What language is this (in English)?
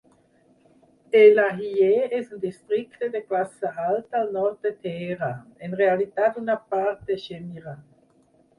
Catalan